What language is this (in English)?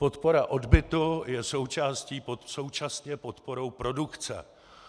Czech